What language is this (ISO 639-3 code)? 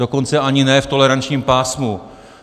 ces